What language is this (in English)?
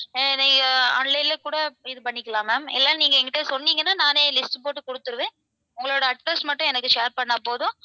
Tamil